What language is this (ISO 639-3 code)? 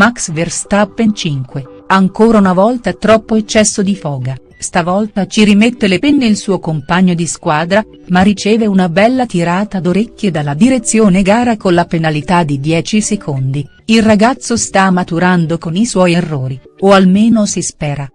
ita